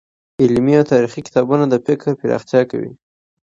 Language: Pashto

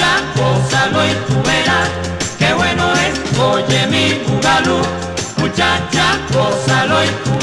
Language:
Thai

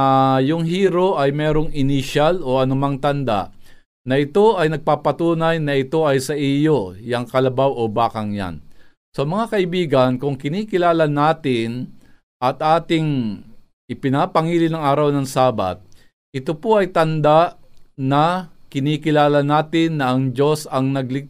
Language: Filipino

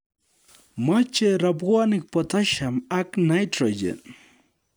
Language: Kalenjin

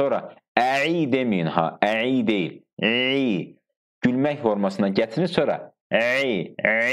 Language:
Turkish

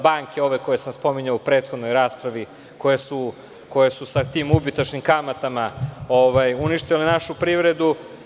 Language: Serbian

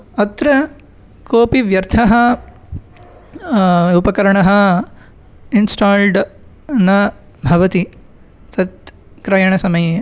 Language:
Sanskrit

